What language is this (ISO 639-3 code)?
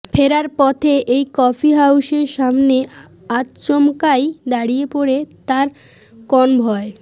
ben